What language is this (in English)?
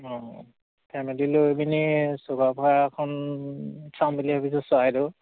Assamese